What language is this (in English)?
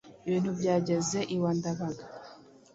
Kinyarwanda